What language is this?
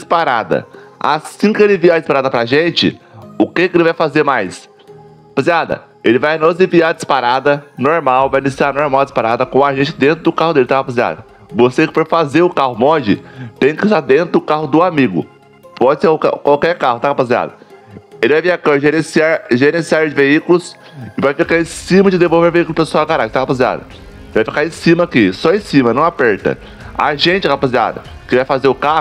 Portuguese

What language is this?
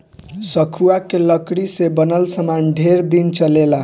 Bhojpuri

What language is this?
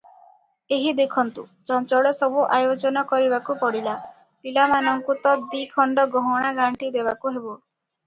Odia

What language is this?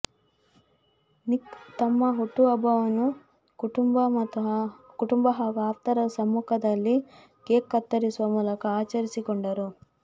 Kannada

